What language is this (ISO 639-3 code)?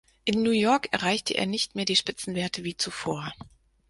deu